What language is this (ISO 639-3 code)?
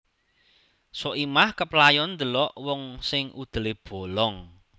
jav